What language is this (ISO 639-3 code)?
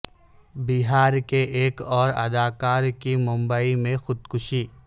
urd